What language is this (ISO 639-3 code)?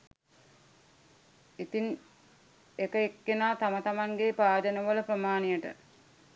sin